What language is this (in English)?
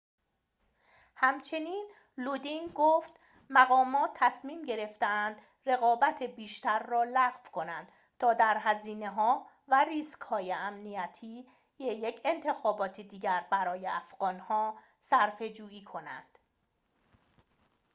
Persian